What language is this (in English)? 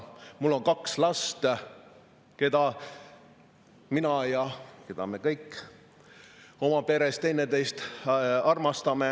Estonian